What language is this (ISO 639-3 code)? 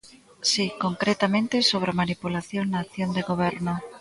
glg